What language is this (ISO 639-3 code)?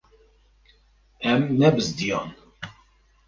kur